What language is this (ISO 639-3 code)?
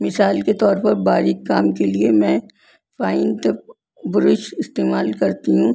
urd